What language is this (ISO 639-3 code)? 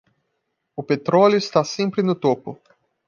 por